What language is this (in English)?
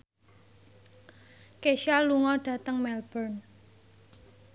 Javanese